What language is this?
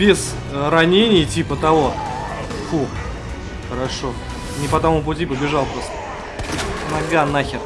Russian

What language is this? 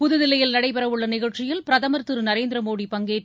Tamil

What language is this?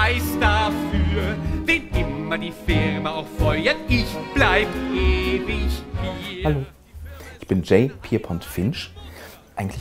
German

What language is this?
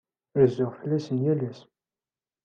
Kabyle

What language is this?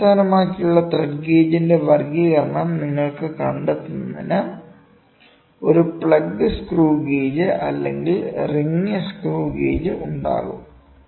Malayalam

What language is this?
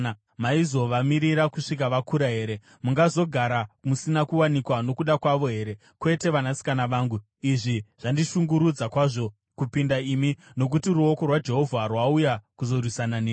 Shona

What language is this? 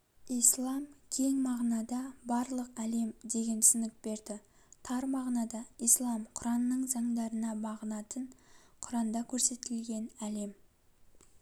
Kazakh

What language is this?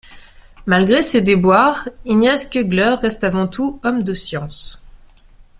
French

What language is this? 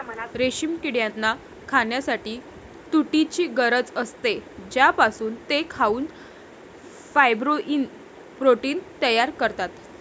Marathi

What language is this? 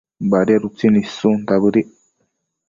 Matsés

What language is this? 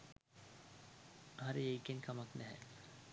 Sinhala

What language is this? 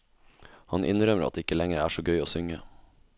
Norwegian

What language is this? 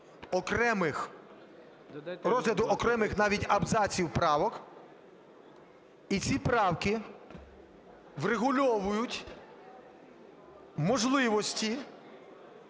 Ukrainian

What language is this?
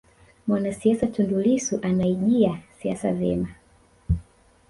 Swahili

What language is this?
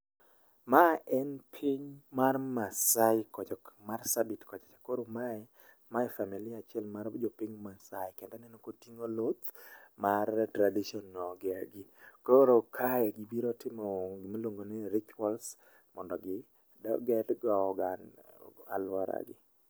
Luo (Kenya and Tanzania)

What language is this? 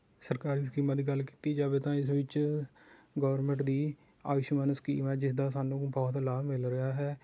Punjabi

